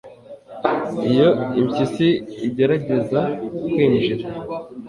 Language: Kinyarwanda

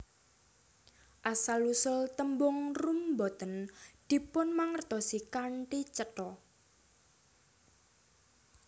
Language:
Javanese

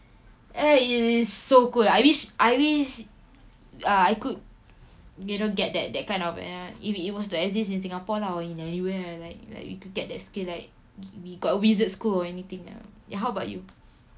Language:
English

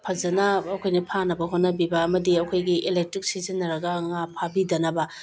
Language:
Manipuri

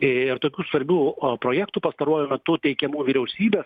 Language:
Lithuanian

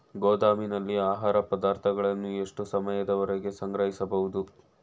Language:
Kannada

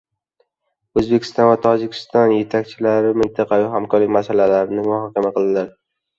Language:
Uzbek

